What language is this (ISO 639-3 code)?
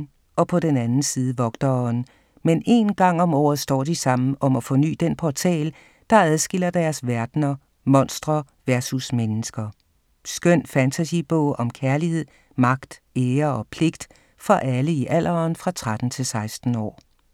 dan